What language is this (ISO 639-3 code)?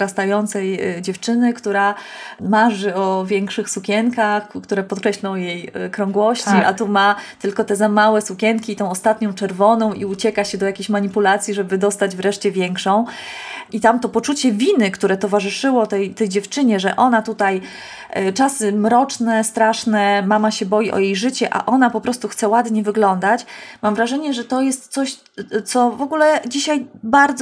pol